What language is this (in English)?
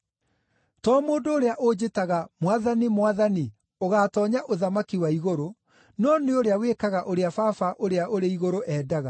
Kikuyu